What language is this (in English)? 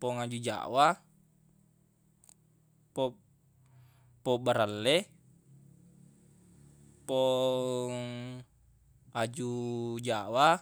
Buginese